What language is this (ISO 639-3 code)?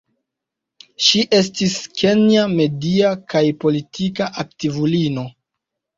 epo